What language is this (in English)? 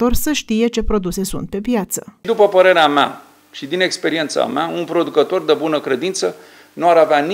Romanian